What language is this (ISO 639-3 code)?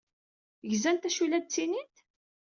kab